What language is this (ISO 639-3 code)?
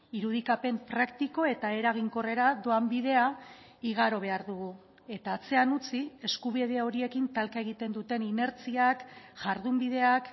eus